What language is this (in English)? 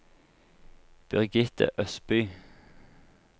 Norwegian